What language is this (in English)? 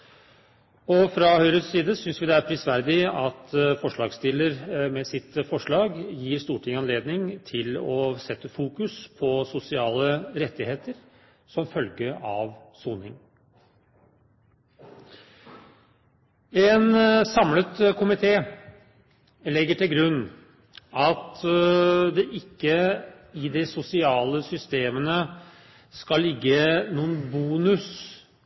Norwegian Bokmål